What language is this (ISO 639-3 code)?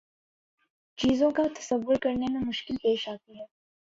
urd